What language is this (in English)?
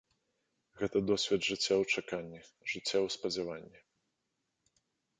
Belarusian